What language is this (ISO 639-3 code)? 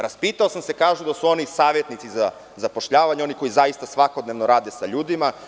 srp